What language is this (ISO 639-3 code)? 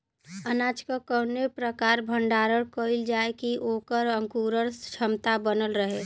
bho